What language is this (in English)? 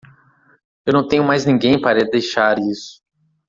Portuguese